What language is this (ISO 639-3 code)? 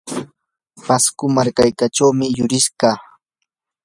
qur